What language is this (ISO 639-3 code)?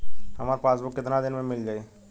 bho